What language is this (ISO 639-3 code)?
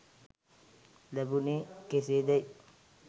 sin